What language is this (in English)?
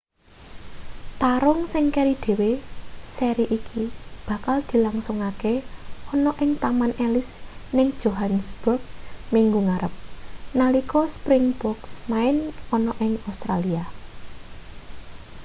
Javanese